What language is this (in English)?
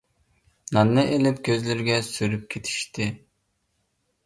Uyghur